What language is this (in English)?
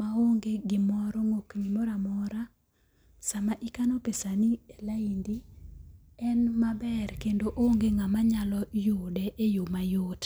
Luo (Kenya and Tanzania)